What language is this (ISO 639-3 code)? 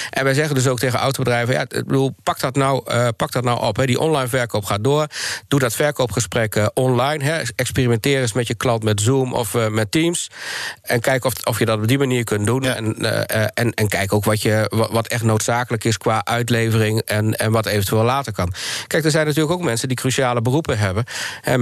nld